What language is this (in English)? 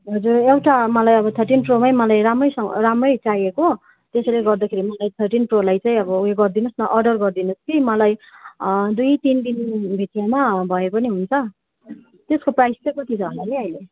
Nepali